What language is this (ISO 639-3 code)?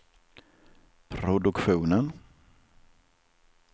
swe